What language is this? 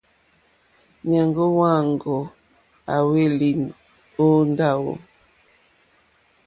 Mokpwe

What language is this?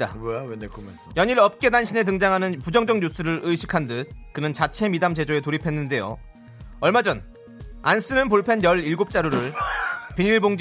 Korean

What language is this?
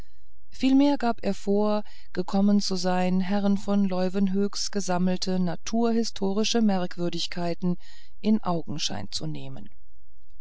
German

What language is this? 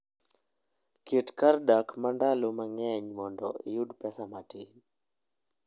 Luo (Kenya and Tanzania)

